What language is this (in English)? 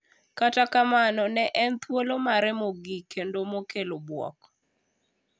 Luo (Kenya and Tanzania)